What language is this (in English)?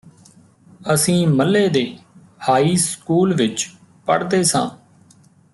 Punjabi